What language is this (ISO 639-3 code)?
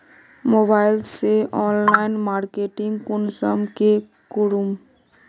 mag